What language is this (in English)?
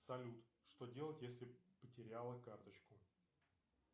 Russian